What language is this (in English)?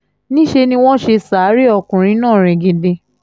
Yoruba